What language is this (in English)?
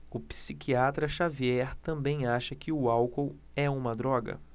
Portuguese